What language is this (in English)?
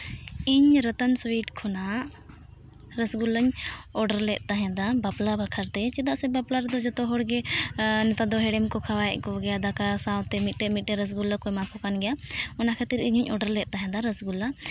Santali